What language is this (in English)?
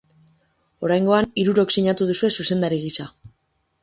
Basque